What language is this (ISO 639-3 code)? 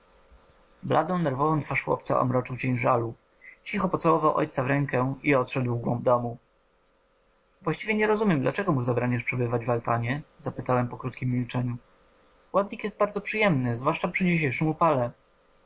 pol